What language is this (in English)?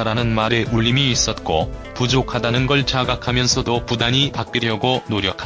Korean